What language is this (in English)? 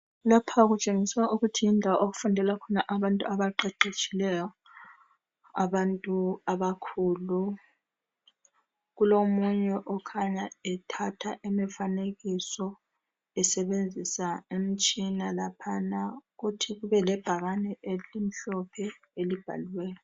North Ndebele